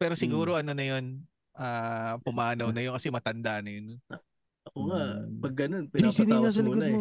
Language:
Filipino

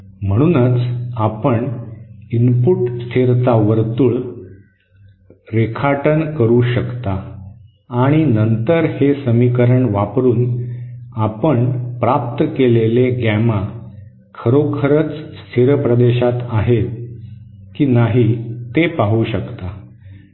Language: Marathi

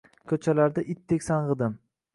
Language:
Uzbek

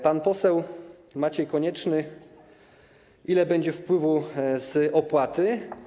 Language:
Polish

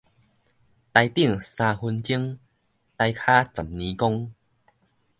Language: Min Nan Chinese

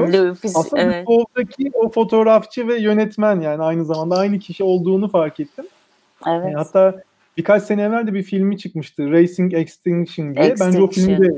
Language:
Turkish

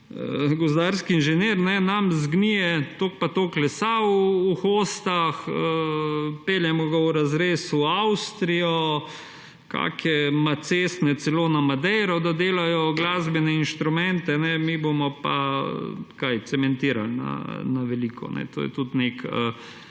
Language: Slovenian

